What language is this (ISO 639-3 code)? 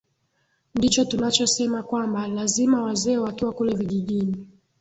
swa